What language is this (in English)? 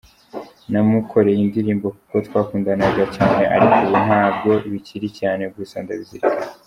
Kinyarwanda